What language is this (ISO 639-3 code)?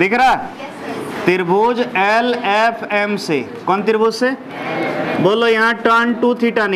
hin